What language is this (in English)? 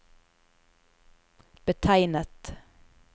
Norwegian